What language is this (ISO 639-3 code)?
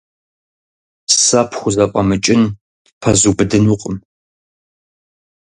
kbd